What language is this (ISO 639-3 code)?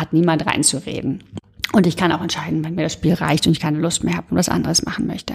deu